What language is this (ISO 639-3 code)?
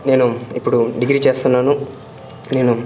tel